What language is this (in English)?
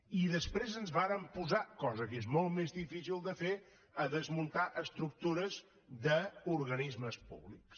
Catalan